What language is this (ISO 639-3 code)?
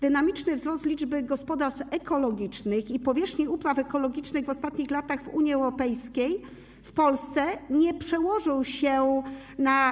pol